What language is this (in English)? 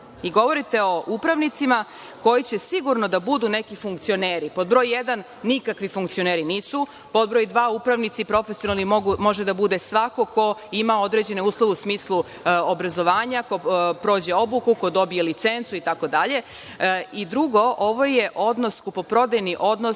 Serbian